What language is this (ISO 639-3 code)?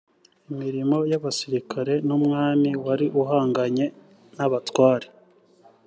kin